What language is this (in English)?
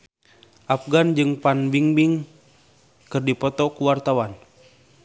Sundanese